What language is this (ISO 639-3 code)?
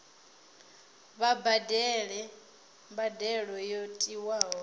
ven